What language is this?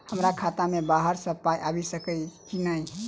Maithili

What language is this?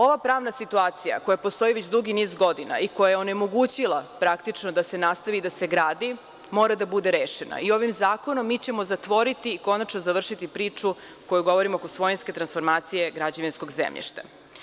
Serbian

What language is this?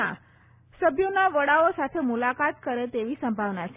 Gujarati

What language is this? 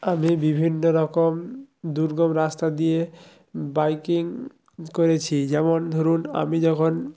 Bangla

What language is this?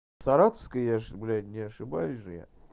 Russian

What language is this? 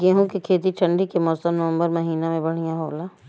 Bhojpuri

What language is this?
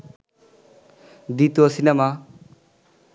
Bangla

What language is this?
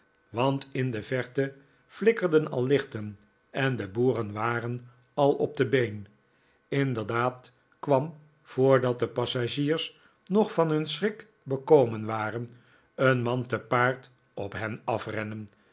Dutch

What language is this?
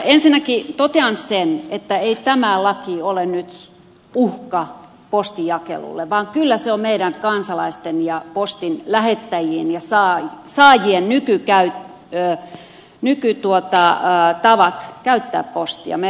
Finnish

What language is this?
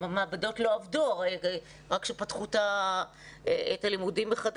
Hebrew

